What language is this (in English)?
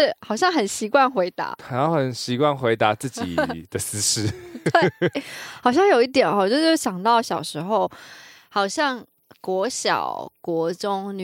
Chinese